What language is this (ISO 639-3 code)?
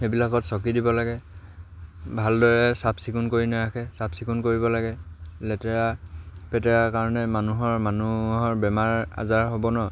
asm